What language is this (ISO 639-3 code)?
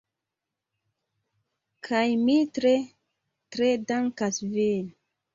epo